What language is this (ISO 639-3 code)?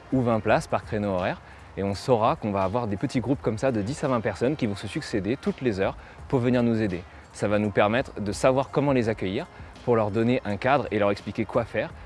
fra